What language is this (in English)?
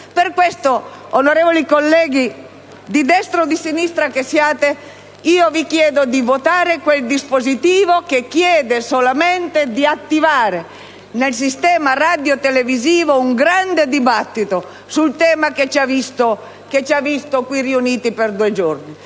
Italian